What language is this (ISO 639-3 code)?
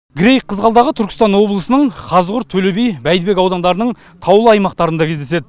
kaz